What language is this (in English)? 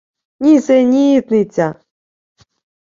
Ukrainian